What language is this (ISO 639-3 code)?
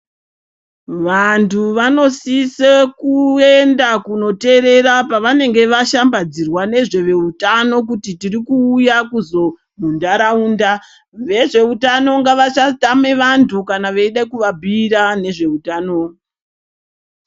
ndc